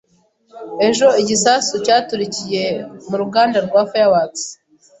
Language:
Kinyarwanda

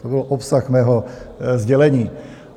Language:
Czech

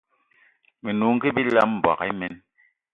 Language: Eton (Cameroon)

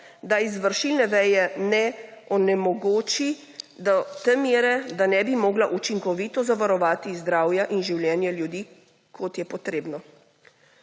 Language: Slovenian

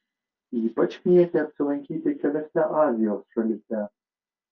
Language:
Lithuanian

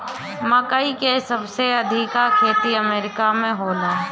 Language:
Bhojpuri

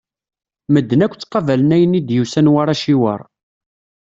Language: Kabyle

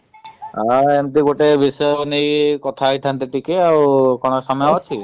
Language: Odia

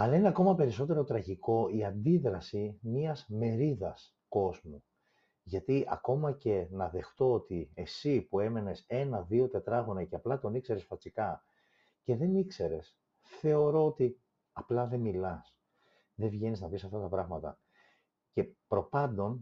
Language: Greek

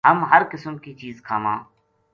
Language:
Gujari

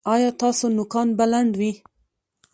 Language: Pashto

